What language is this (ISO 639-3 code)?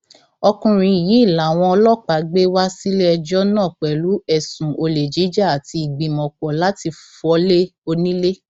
yor